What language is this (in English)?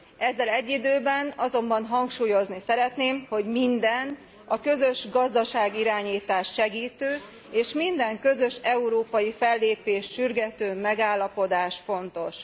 Hungarian